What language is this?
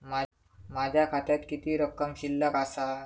Marathi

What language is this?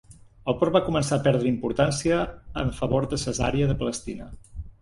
Catalan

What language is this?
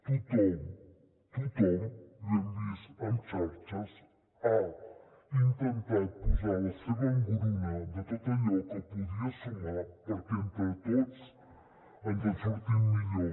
Catalan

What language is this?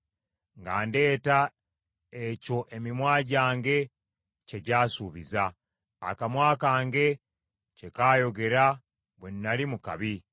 Ganda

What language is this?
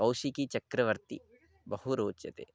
Sanskrit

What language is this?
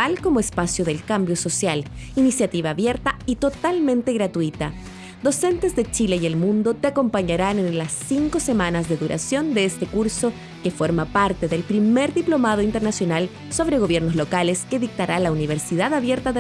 Spanish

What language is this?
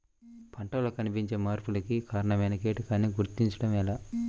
Telugu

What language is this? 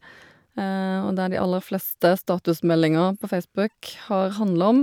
Norwegian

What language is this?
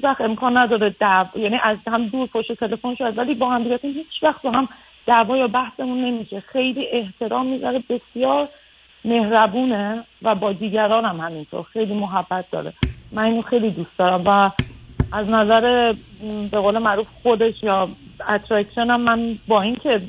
Persian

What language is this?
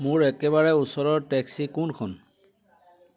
Assamese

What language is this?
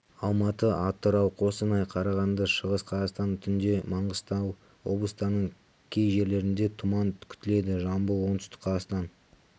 Kazakh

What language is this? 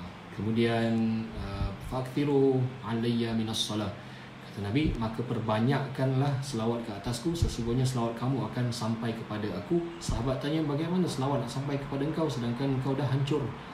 Malay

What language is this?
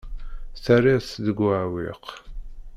Kabyle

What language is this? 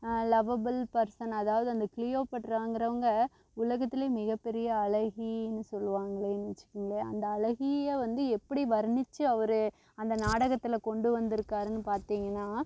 Tamil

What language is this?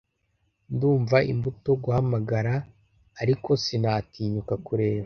Kinyarwanda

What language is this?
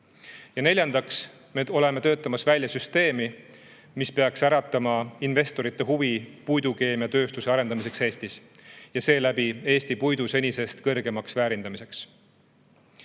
Estonian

